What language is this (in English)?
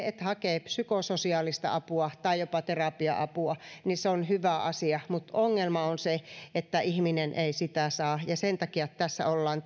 Finnish